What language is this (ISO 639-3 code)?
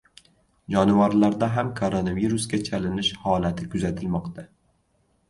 uzb